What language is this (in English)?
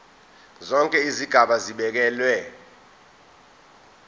Zulu